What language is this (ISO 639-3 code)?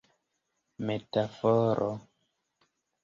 epo